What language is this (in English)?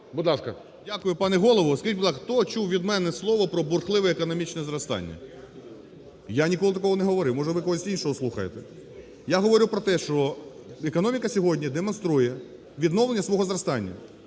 Ukrainian